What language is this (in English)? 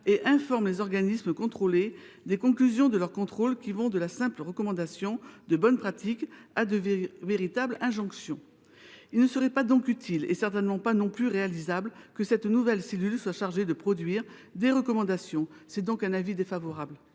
French